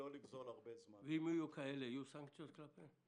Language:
Hebrew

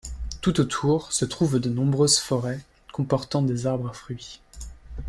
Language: French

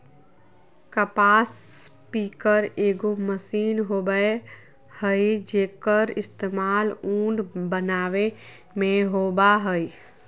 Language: Magahi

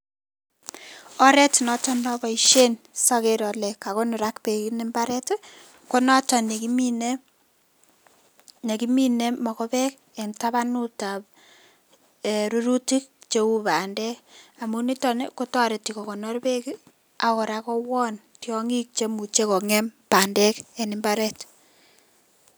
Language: Kalenjin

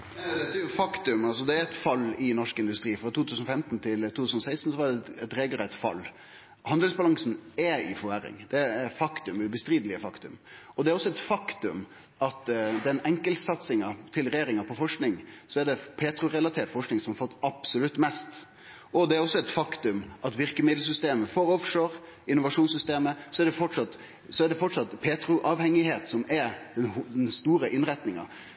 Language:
Norwegian Nynorsk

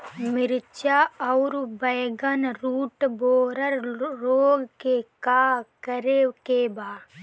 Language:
Bhojpuri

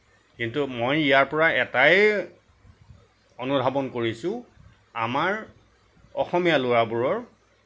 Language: Assamese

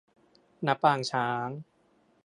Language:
Thai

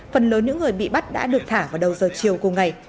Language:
Vietnamese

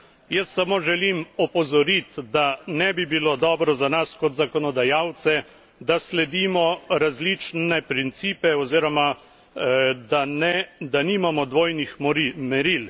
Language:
Slovenian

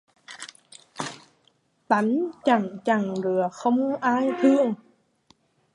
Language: Vietnamese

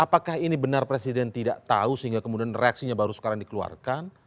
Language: Indonesian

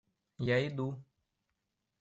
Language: Russian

